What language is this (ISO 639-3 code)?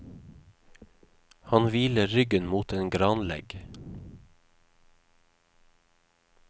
nor